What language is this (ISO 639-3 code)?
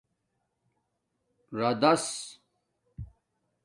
dmk